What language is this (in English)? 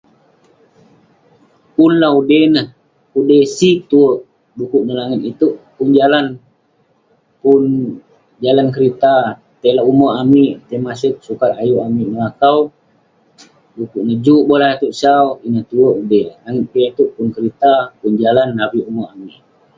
Western Penan